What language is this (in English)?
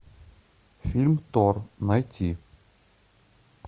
Russian